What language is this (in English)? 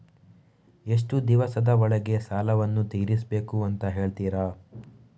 Kannada